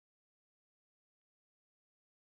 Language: Pashto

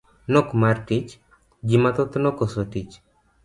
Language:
Luo (Kenya and Tanzania)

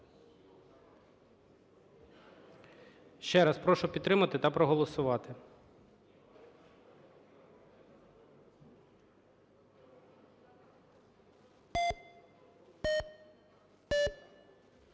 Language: Ukrainian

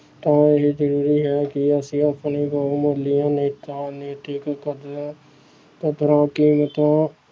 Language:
Punjabi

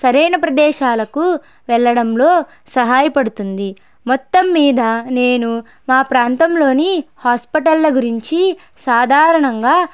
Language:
Telugu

